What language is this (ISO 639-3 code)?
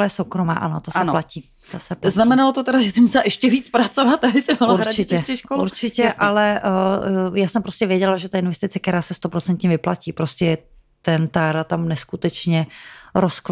ces